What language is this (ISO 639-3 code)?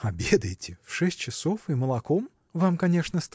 rus